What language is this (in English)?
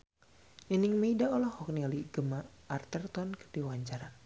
Sundanese